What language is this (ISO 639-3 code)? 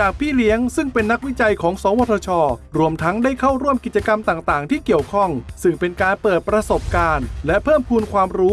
tha